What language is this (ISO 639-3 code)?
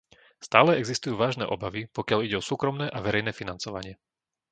slk